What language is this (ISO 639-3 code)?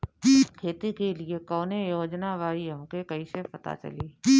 bho